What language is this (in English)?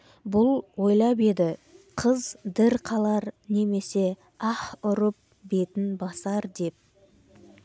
Kazakh